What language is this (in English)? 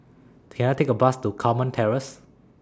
English